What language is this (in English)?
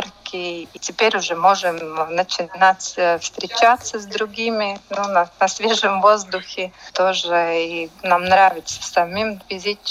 Russian